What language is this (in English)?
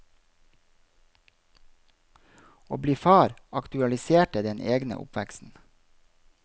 Norwegian